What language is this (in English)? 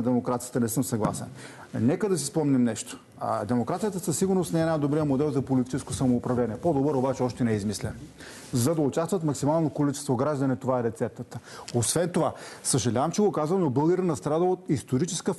Bulgarian